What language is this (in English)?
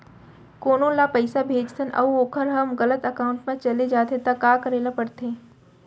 Chhattisgarhi